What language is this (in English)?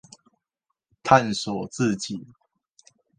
Chinese